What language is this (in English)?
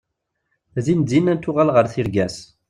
Kabyle